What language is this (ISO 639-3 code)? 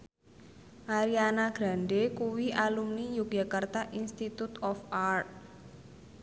jav